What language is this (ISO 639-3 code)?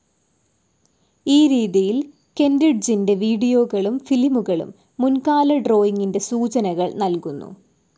mal